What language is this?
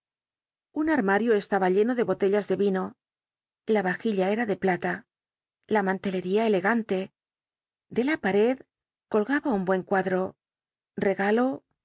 Spanish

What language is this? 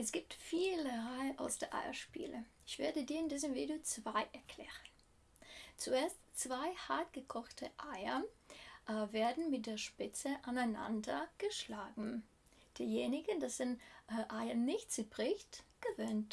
German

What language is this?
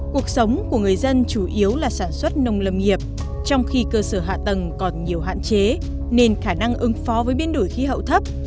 Vietnamese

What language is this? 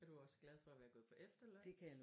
Danish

